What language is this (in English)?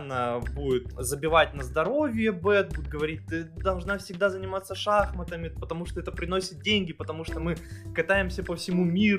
Russian